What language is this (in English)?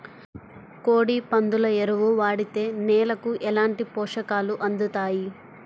Telugu